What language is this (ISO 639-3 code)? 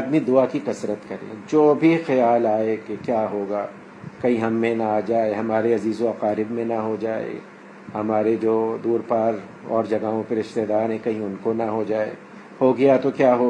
urd